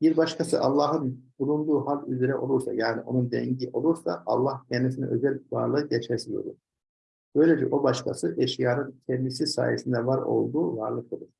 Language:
Turkish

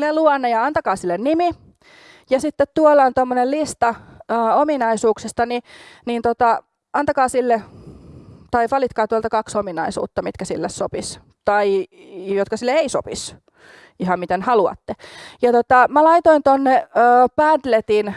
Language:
Finnish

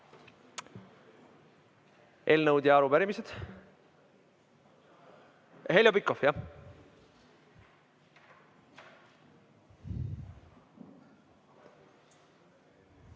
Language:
Estonian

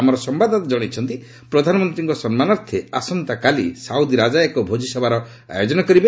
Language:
Odia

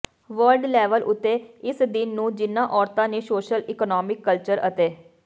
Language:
Punjabi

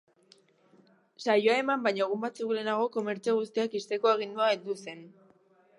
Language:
Basque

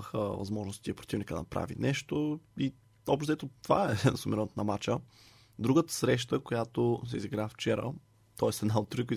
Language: Bulgarian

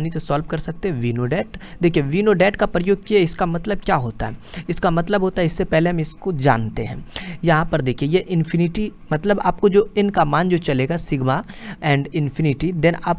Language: Hindi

